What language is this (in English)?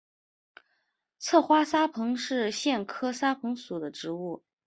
Chinese